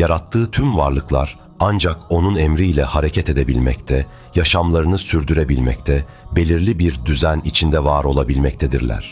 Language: Turkish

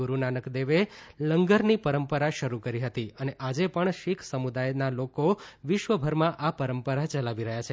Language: Gujarati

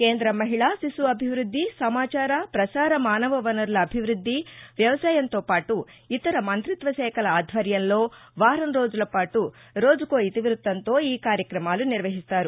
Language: Telugu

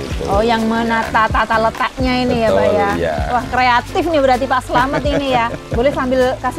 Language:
Indonesian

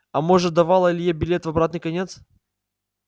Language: Russian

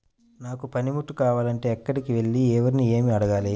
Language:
Telugu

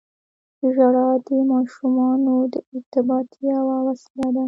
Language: Pashto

